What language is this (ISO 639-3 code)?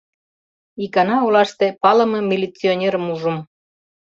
chm